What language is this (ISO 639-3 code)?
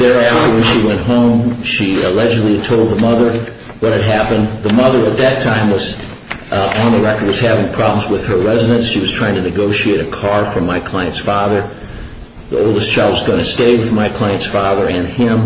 eng